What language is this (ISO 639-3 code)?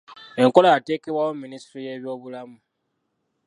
lug